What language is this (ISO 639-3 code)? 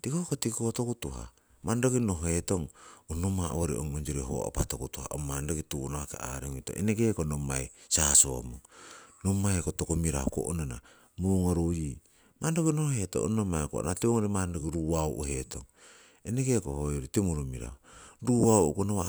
siw